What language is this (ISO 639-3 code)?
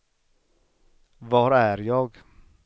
swe